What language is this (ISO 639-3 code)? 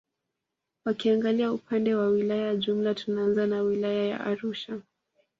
swa